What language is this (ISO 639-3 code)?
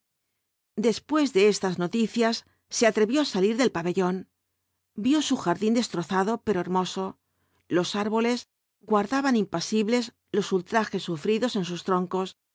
spa